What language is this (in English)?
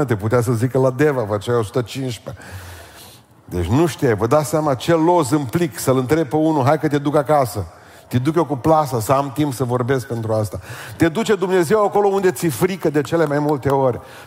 Romanian